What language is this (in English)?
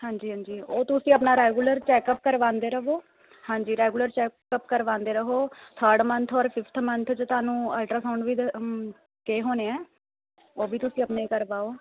Punjabi